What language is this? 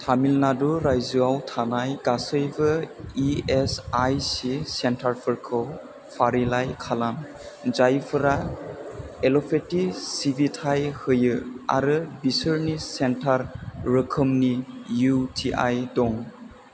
Bodo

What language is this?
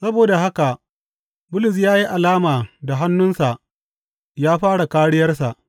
Hausa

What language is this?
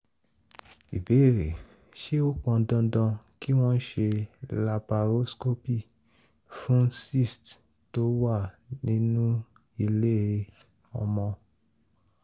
Yoruba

